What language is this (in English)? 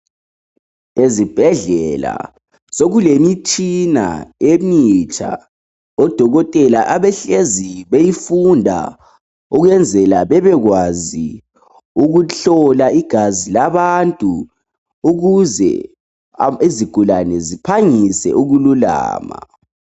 North Ndebele